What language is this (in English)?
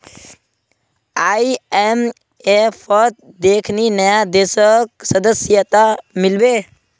Magahi